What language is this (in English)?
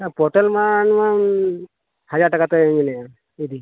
Santali